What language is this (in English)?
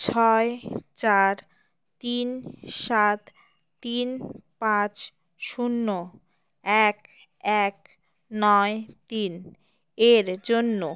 Bangla